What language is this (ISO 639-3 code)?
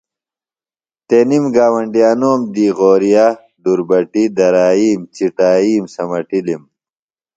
phl